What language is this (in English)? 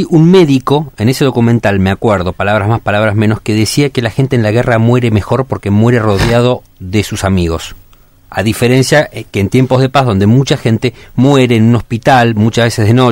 Spanish